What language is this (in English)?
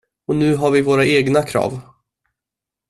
Swedish